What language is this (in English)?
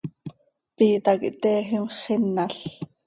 Seri